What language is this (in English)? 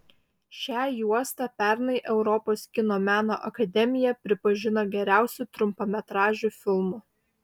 Lithuanian